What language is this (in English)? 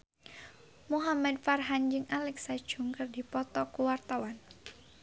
Sundanese